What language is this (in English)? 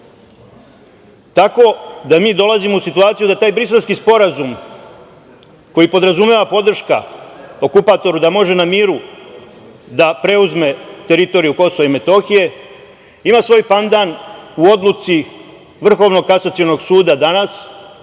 Serbian